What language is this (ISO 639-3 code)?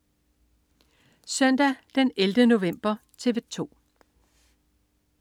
dan